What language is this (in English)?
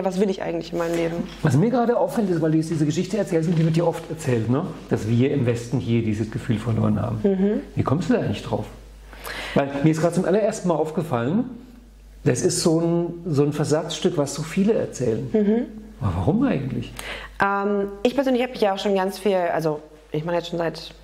German